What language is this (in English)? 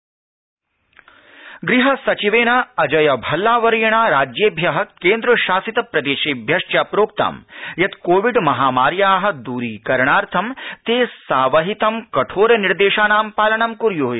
Sanskrit